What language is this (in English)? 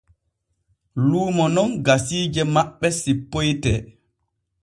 Borgu Fulfulde